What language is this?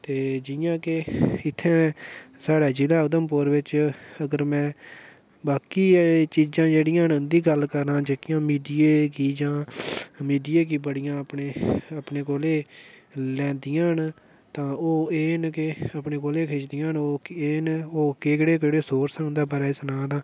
Dogri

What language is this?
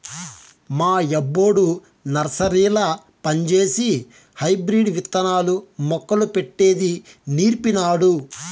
Telugu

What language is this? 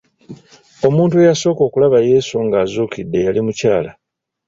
Ganda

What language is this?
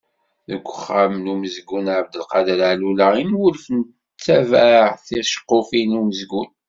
Kabyle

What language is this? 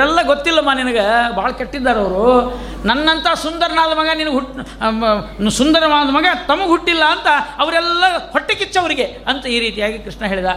Kannada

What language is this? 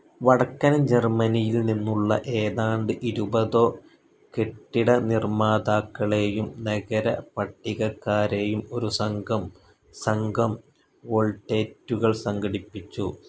Malayalam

